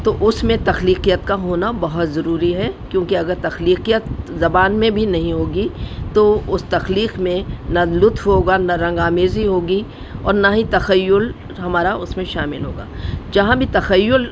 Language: Urdu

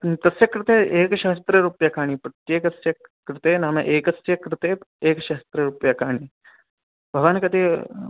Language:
Sanskrit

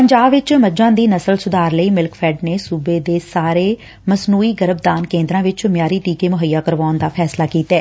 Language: Punjabi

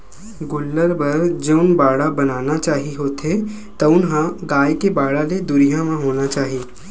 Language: Chhattisgarhi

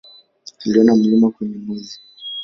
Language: Swahili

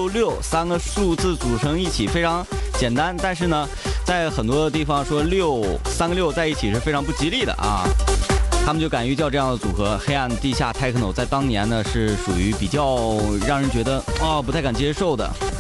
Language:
Chinese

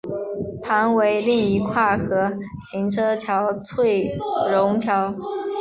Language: Chinese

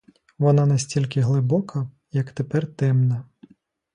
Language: Ukrainian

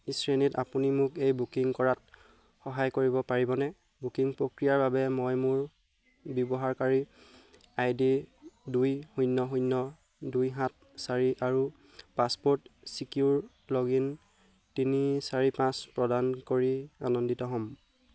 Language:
Assamese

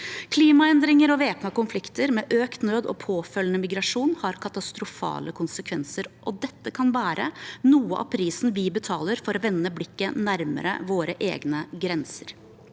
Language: Norwegian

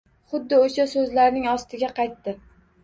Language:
Uzbek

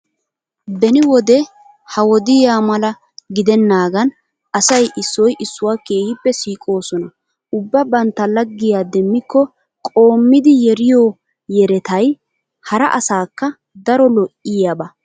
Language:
Wolaytta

